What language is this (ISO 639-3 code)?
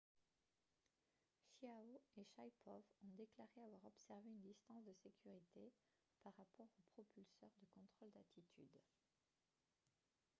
fra